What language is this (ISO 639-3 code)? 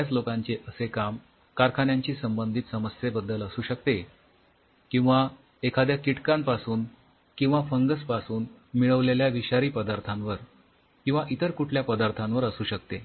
mar